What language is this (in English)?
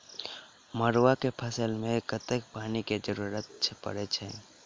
Maithili